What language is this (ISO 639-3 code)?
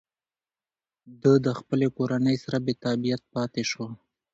pus